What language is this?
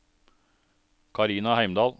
Norwegian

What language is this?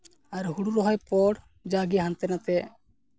Santali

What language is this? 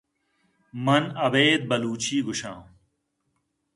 Eastern Balochi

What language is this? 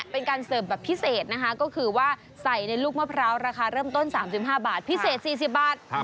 Thai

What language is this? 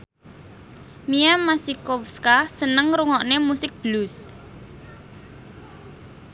Javanese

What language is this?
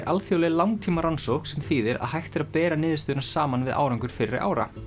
Icelandic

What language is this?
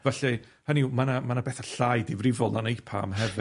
Welsh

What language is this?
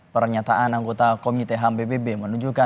Indonesian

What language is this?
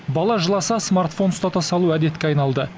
Kazakh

